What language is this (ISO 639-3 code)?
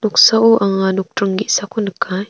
grt